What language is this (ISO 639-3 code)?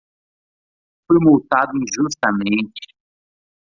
por